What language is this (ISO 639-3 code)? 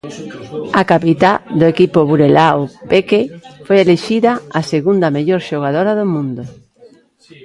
glg